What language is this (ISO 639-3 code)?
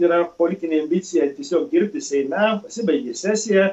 lit